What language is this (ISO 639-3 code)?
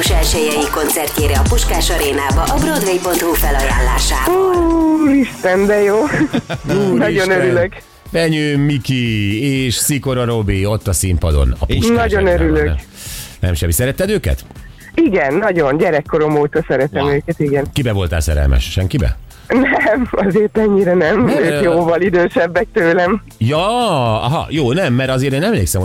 hun